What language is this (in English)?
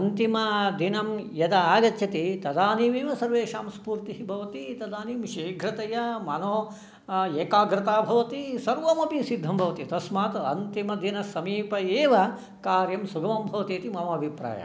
Sanskrit